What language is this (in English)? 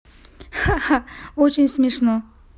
Russian